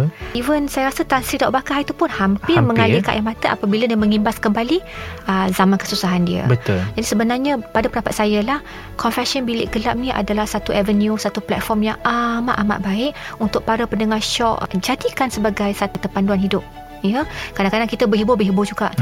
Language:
Malay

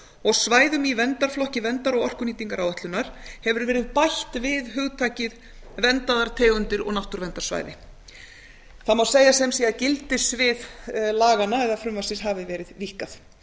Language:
Icelandic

